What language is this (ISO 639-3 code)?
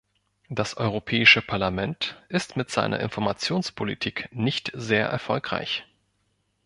deu